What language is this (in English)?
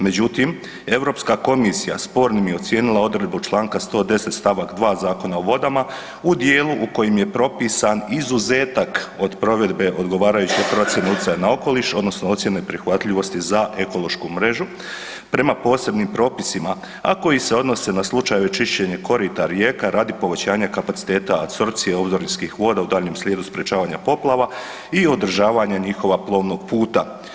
Croatian